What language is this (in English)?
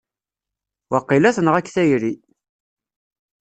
Kabyle